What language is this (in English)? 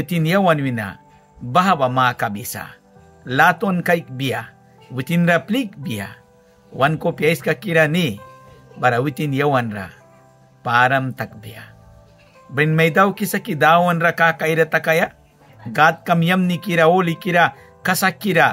Filipino